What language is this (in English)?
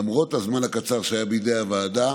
Hebrew